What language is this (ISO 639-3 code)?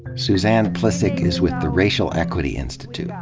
eng